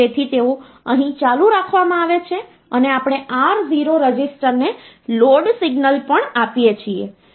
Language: Gujarati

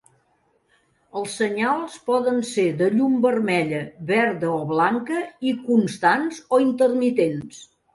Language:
Catalan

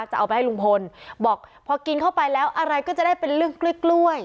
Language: Thai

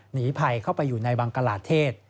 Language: Thai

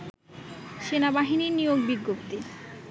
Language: Bangla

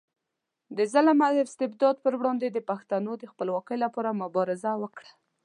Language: Pashto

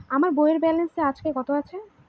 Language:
Bangla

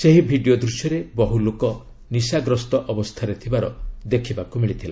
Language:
Odia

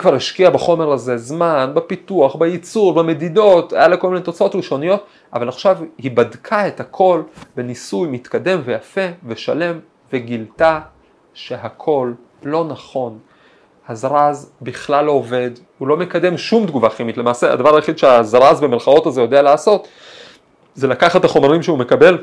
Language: Hebrew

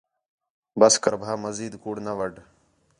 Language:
Khetrani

